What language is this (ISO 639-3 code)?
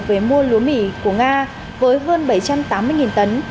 vie